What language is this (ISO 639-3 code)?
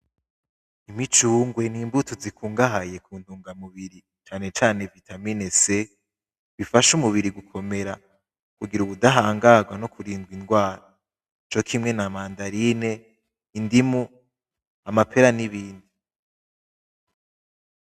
run